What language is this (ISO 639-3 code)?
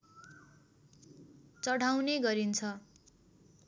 nep